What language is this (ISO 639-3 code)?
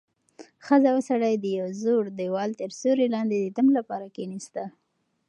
pus